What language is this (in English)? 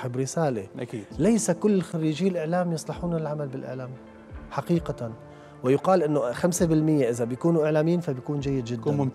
Arabic